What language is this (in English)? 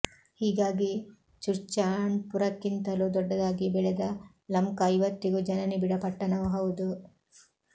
Kannada